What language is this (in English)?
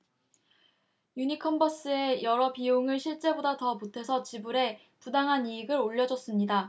Korean